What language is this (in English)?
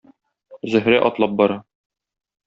Tatar